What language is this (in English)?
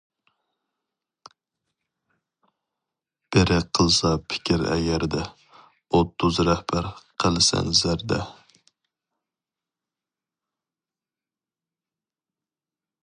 Uyghur